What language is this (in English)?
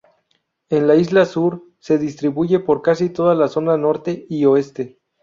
Spanish